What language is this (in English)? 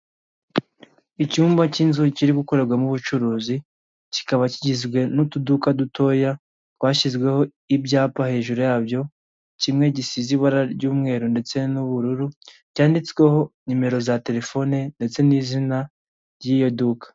Kinyarwanda